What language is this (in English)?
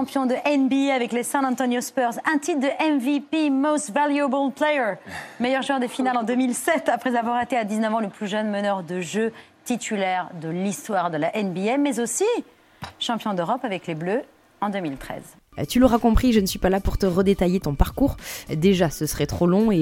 French